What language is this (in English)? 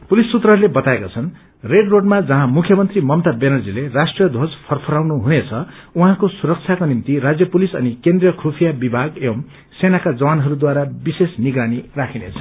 Nepali